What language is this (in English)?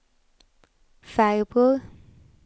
Swedish